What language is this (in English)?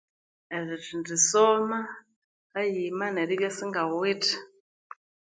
Konzo